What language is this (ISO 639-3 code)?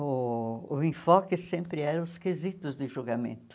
por